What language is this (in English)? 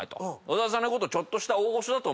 Japanese